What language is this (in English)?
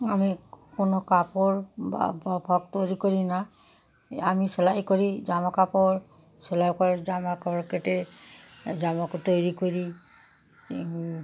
Bangla